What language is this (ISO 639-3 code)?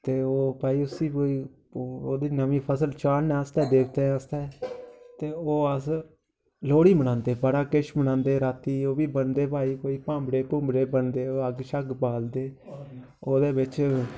doi